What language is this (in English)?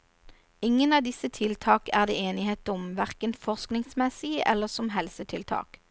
Norwegian